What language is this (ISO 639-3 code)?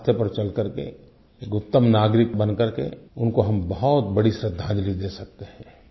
hin